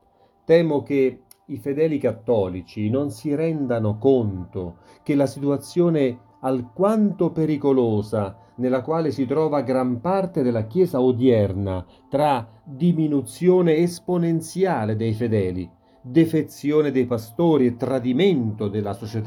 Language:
Italian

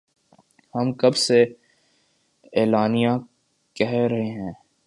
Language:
Urdu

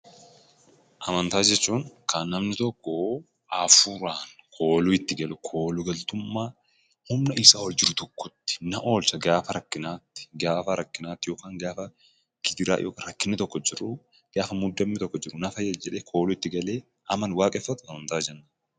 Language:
Oromo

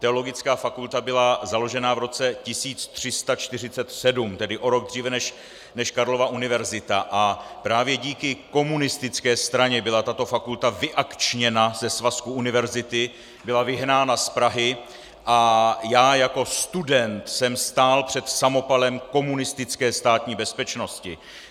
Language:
Czech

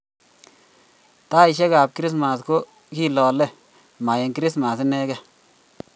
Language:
Kalenjin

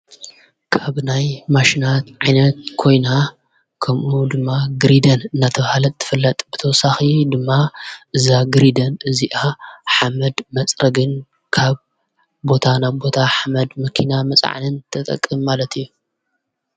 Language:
Tigrinya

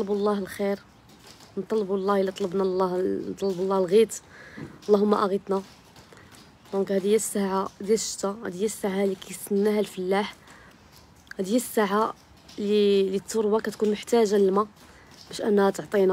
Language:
Arabic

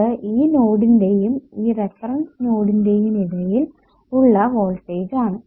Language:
Malayalam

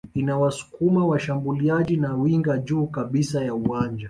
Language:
Swahili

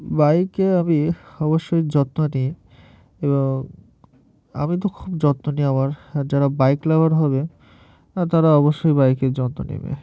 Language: Bangla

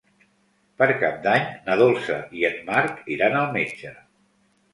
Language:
Catalan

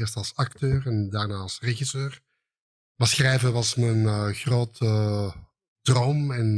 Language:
Dutch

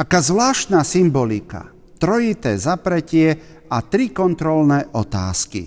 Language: Slovak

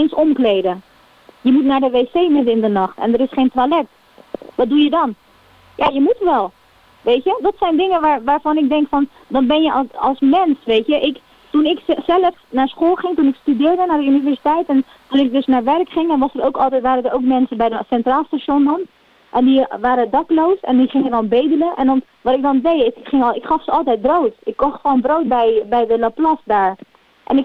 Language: Dutch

